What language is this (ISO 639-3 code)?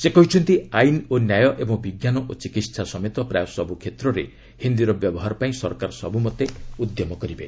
ori